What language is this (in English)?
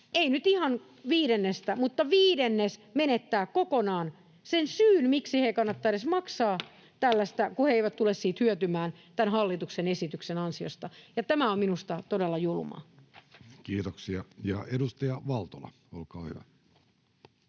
Finnish